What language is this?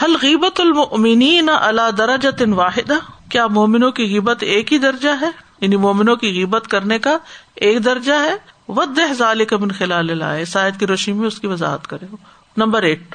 Urdu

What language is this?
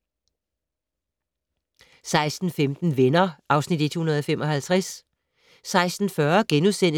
Danish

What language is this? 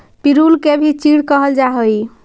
Magahi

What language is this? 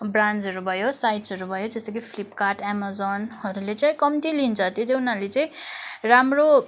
Nepali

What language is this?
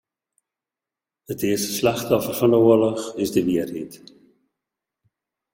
Western Frisian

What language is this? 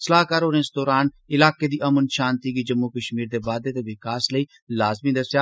Dogri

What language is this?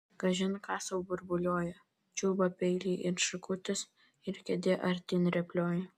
Lithuanian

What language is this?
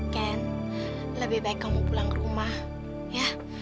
Indonesian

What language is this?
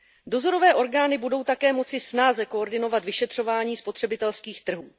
Czech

